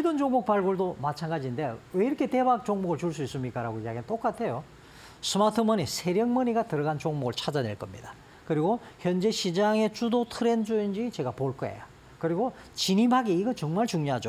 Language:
Korean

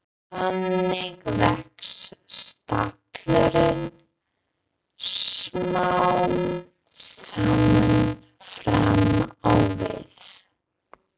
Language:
Icelandic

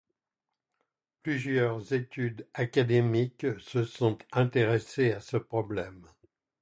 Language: French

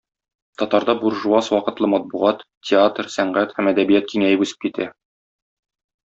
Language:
Tatar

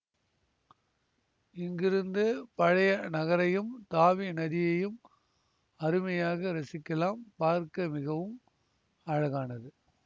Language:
Tamil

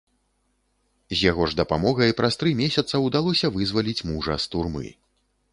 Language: Belarusian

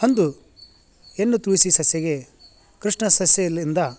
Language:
Kannada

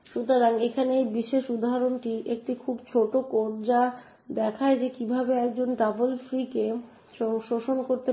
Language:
Bangla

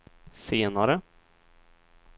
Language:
Swedish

